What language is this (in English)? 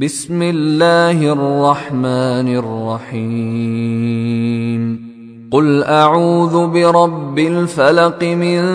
Arabic